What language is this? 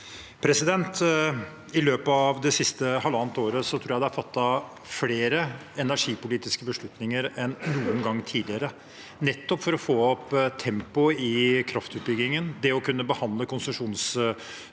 Norwegian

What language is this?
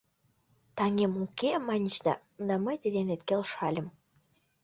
Mari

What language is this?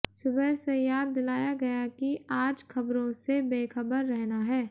Hindi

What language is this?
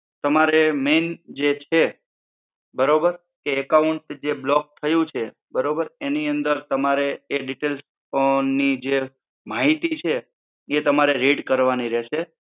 Gujarati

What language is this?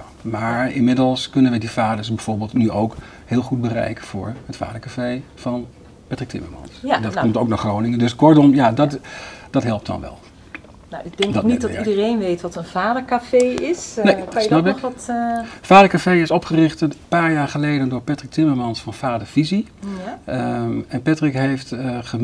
Dutch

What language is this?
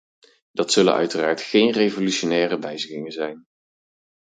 Dutch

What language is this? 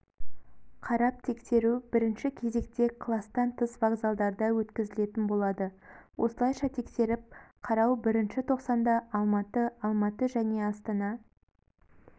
Kazakh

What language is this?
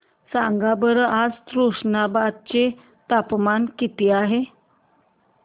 Marathi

